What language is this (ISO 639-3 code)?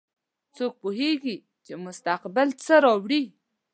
pus